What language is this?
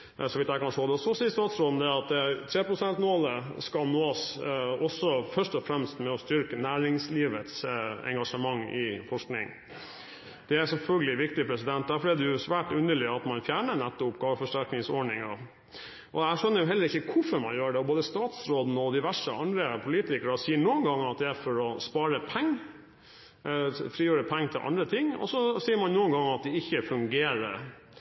Norwegian Bokmål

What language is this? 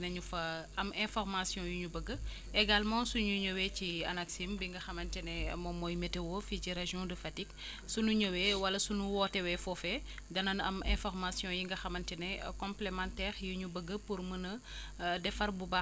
Wolof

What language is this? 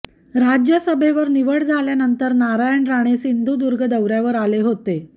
Marathi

